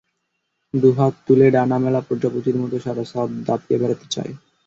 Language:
Bangla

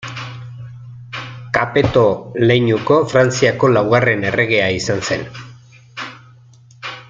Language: Basque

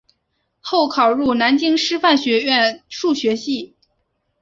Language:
Chinese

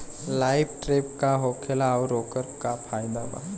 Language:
Bhojpuri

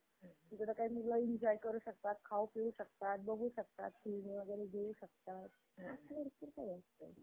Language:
Marathi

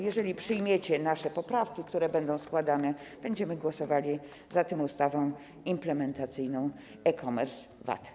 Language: Polish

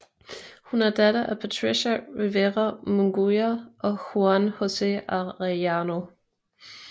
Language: Danish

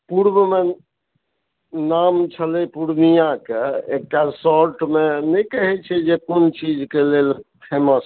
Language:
Maithili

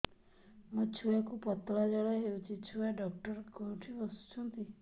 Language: Odia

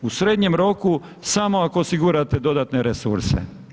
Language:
Croatian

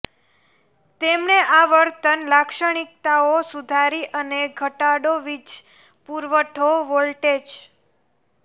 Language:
Gujarati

